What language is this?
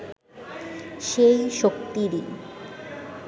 Bangla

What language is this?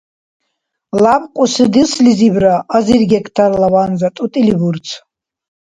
Dargwa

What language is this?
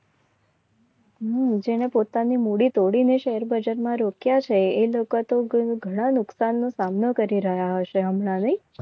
Gujarati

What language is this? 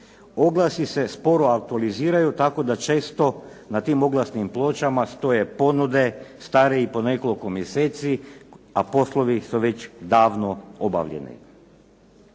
Croatian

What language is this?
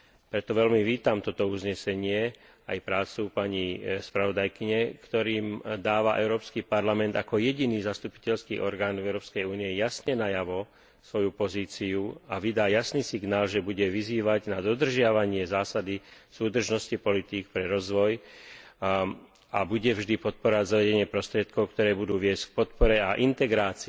Slovak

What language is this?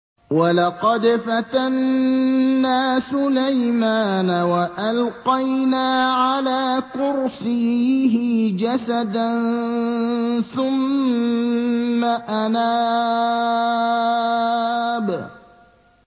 Arabic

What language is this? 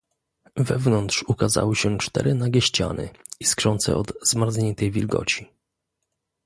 Polish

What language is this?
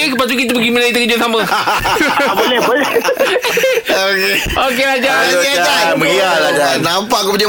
Malay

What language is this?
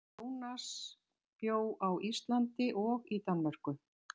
Icelandic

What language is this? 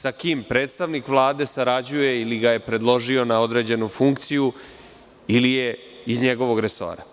Serbian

